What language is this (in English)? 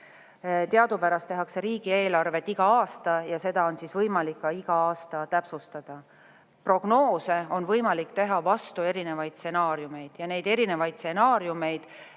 Estonian